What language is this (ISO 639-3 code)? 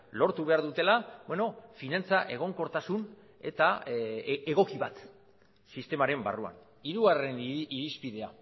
eus